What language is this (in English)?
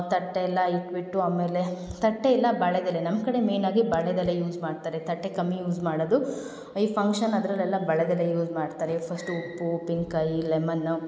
Kannada